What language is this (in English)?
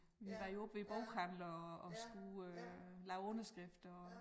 Danish